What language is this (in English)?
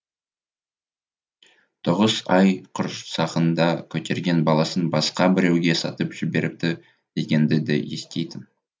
Kazakh